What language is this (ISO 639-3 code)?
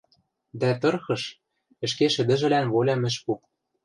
mrj